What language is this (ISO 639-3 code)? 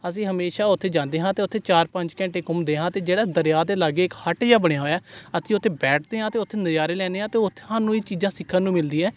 pan